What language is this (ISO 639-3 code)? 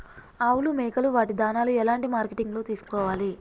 tel